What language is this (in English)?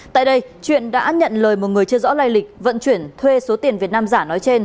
Vietnamese